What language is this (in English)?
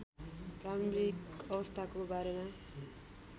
Nepali